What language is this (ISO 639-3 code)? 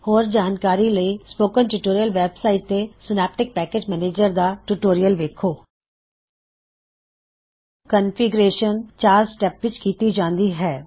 pan